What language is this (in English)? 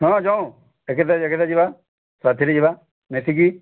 Odia